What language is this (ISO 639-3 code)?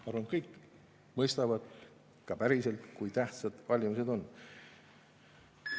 est